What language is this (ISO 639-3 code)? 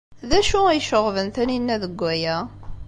kab